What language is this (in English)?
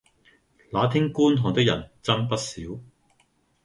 Cantonese